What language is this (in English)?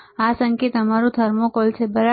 Gujarati